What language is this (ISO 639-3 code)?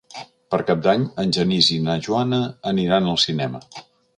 cat